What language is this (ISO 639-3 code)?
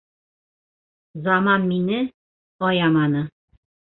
bak